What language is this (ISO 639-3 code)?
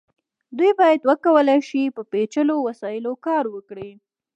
pus